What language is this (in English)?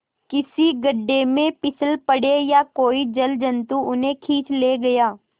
Hindi